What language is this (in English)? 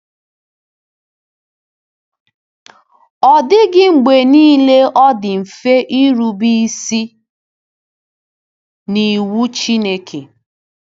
Igbo